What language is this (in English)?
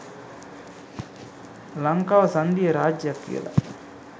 Sinhala